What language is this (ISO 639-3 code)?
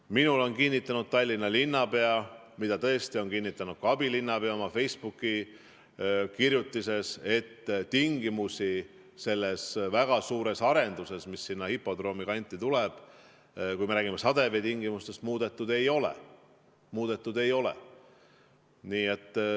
est